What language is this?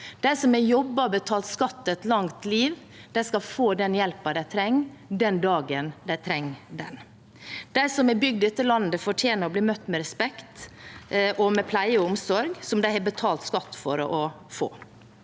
Norwegian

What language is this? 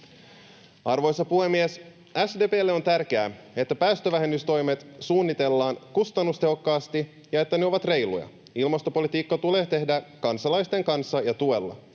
Finnish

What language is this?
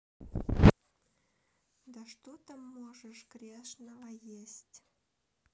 Russian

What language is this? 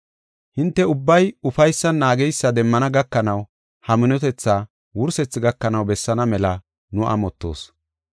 Gofa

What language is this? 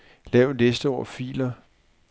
Danish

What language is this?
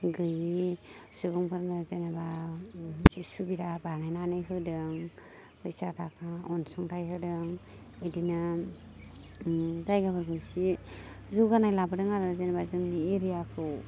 Bodo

